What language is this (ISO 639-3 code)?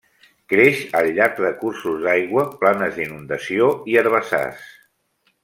cat